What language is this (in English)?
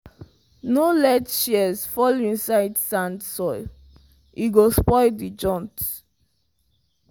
Nigerian Pidgin